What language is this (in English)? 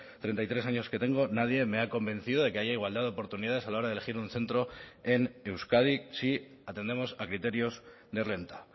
Spanish